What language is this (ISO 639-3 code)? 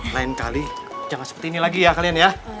ind